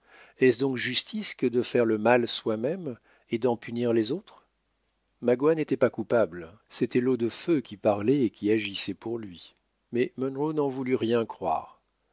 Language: French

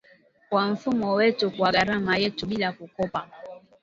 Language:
Swahili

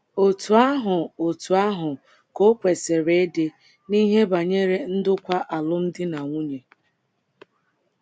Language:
Igbo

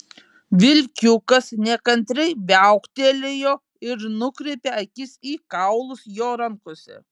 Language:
Lithuanian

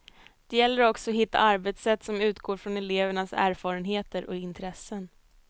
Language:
Swedish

